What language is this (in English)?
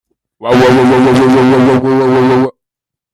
Hakha Chin